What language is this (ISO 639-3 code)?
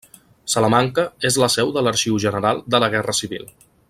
cat